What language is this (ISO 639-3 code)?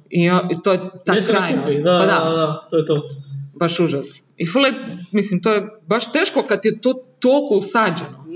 hrv